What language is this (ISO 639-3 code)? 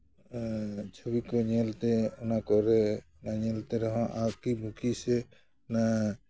sat